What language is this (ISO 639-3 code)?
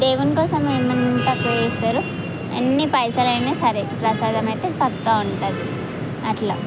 tel